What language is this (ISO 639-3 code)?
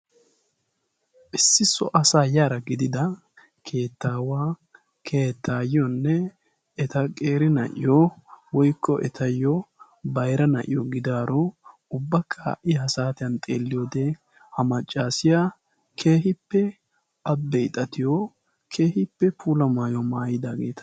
wal